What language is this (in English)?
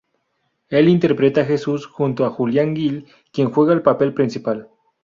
Spanish